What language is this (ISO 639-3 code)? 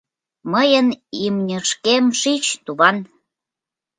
chm